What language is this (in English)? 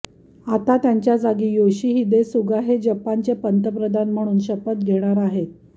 Marathi